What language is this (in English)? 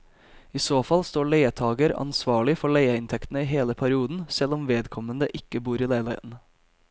Norwegian